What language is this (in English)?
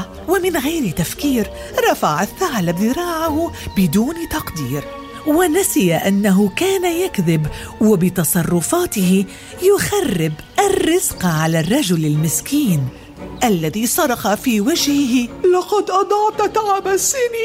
Arabic